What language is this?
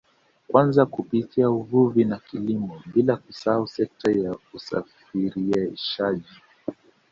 Swahili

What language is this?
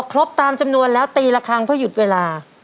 Thai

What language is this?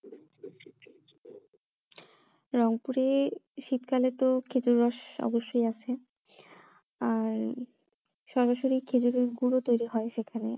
Bangla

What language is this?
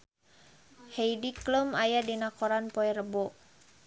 Sundanese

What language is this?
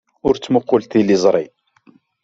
Kabyle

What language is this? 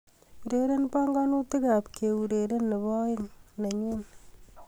Kalenjin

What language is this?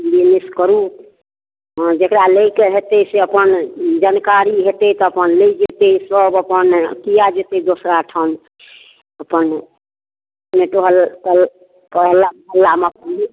Maithili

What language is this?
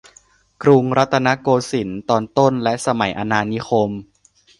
Thai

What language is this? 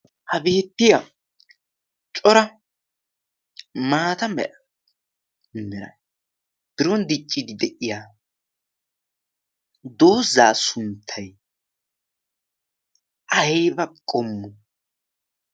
Wolaytta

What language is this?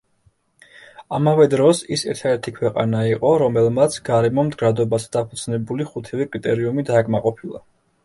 Georgian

